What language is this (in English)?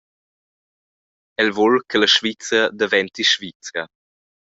Romansh